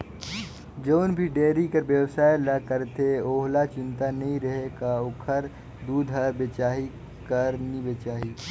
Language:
Chhattisgarhi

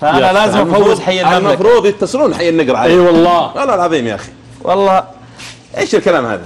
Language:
Arabic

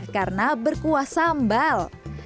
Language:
Indonesian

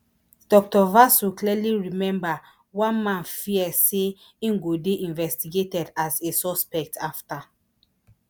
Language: Nigerian Pidgin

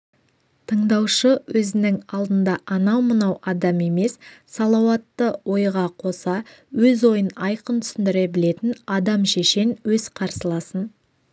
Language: Kazakh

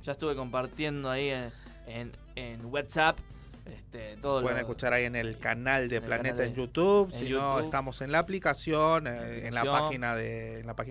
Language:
Spanish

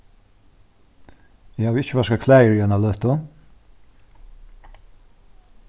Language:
Faroese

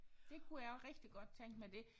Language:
Danish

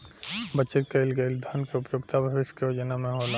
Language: Bhojpuri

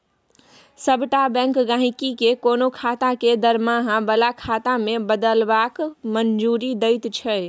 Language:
Maithili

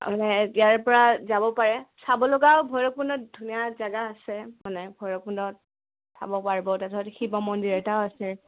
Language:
Assamese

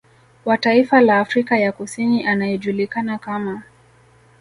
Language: Swahili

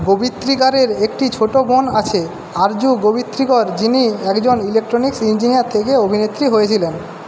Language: Bangla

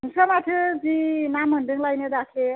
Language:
Bodo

